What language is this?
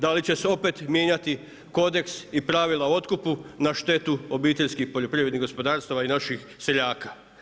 Croatian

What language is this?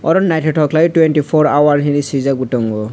Kok Borok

